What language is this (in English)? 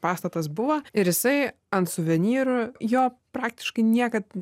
Lithuanian